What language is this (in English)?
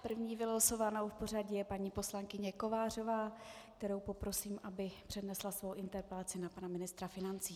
Czech